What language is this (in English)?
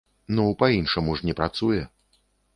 Belarusian